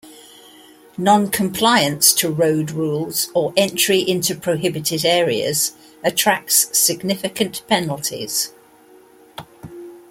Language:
English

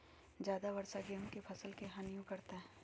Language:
Magahi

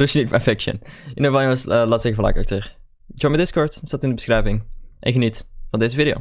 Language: Dutch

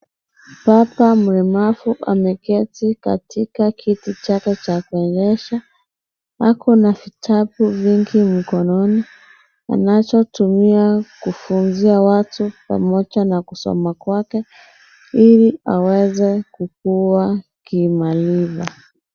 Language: Swahili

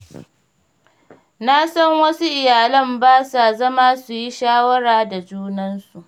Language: Hausa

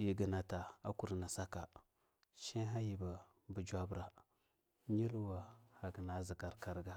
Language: Longuda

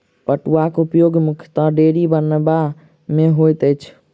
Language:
Maithili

